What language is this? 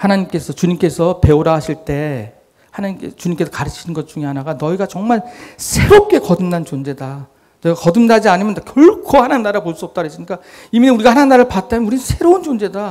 Korean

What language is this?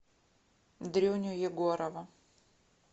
Russian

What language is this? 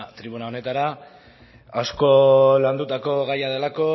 Basque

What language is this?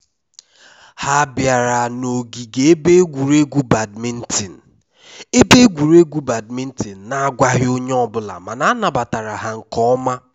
Igbo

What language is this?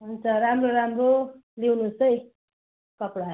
Nepali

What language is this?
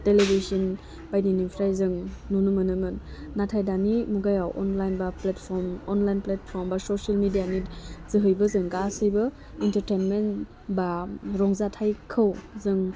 Bodo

